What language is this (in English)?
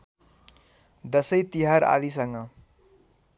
Nepali